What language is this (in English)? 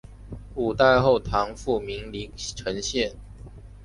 Chinese